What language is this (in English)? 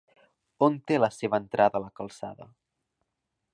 Catalan